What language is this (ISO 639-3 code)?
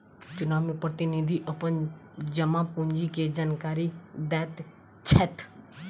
mai